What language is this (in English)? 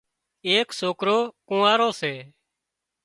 Wadiyara Koli